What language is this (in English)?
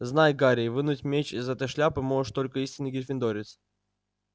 Russian